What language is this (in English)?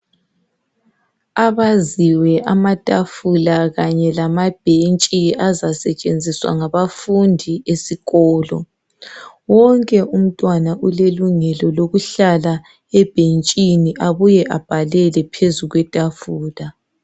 North Ndebele